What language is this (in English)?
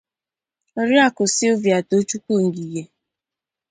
Igbo